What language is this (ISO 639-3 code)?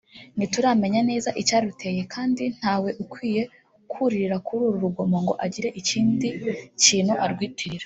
kin